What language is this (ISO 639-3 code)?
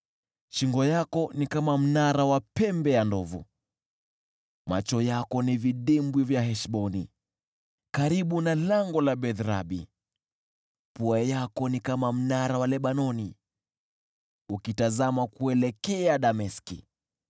swa